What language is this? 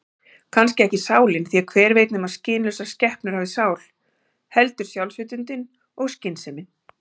Icelandic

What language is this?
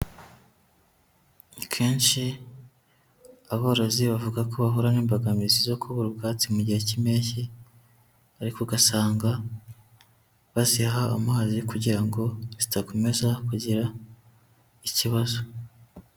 Kinyarwanda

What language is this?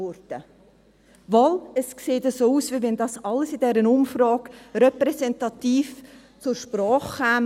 Swiss German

